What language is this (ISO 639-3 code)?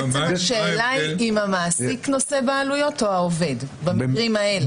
heb